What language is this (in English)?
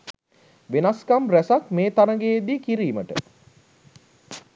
Sinhala